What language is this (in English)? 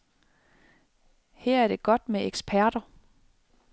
Danish